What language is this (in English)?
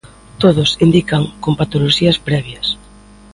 Galician